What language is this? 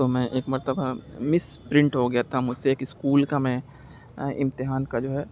Urdu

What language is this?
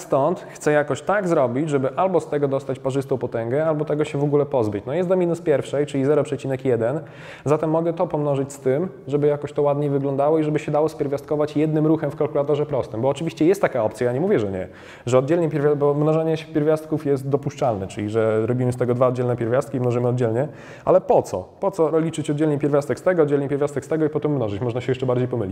Polish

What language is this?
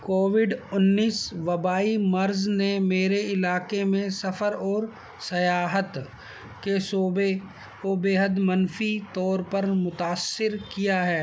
Urdu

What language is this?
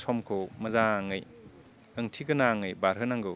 Bodo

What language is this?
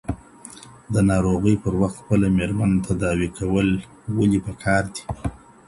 Pashto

